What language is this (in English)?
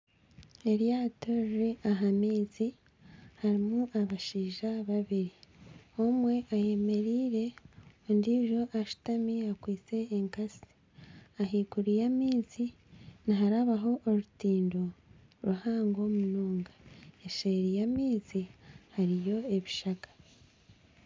Nyankole